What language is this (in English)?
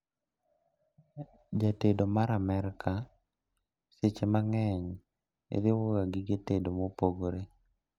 Luo (Kenya and Tanzania)